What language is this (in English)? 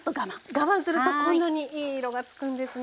Japanese